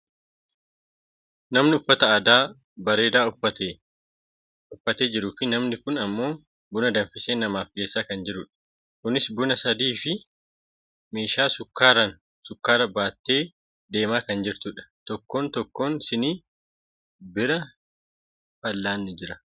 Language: Oromo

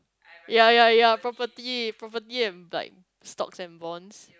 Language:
English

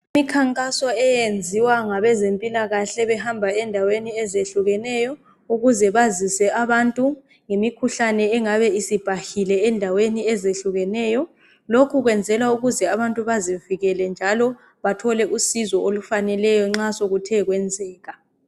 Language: North Ndebele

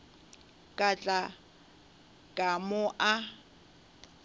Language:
Northern Sotho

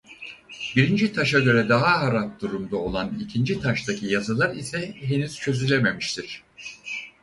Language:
Turkish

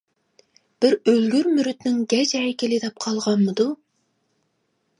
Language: Uyghur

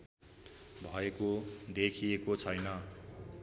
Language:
Nepali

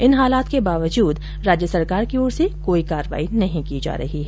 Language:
Hindi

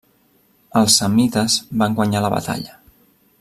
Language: Catalan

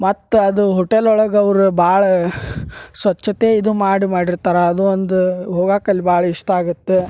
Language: Kannada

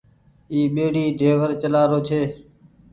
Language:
Goaria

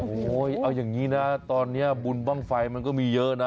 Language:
Thai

